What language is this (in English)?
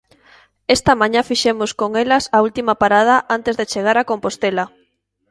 Galician